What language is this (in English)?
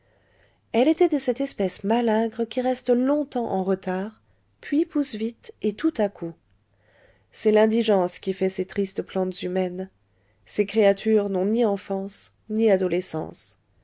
French